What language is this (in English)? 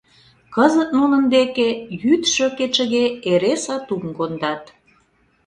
Mari